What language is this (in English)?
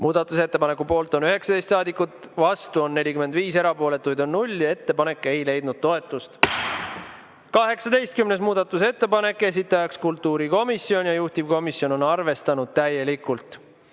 Estonian